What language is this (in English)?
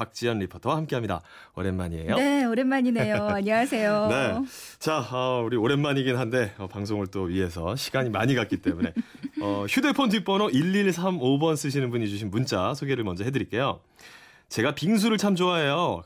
Korean